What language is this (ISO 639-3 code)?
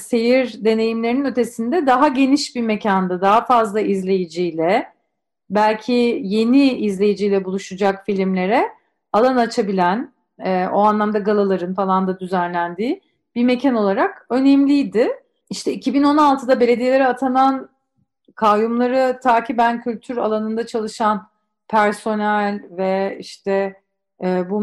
tur